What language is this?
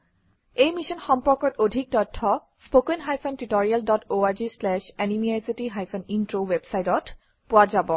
Assamese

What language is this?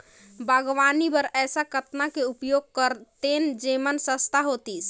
Chhattisgarhi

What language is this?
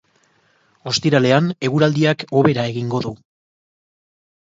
Basque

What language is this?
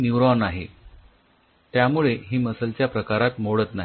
Marathi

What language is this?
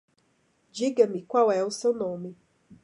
Portuguese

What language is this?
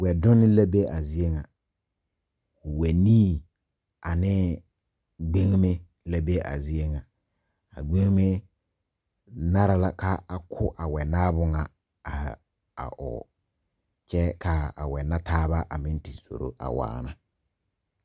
Southern Dagaare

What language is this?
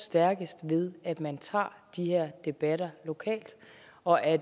Danish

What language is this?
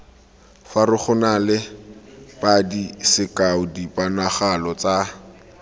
Tswana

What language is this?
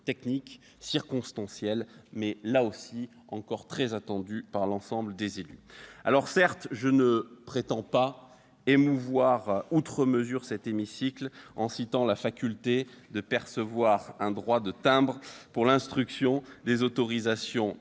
French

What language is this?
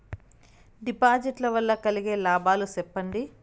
Telugu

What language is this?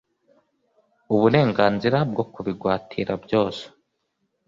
Kinyarwanda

